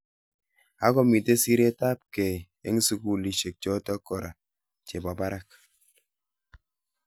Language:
Kalenjin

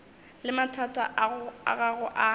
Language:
Northern Sotho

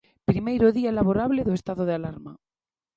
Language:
Galician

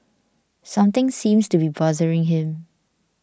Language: English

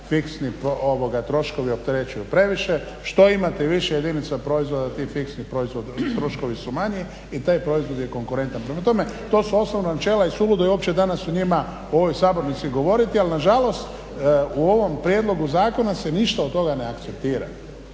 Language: Croatian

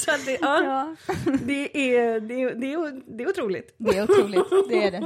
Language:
Swedish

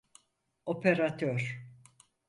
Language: Turkish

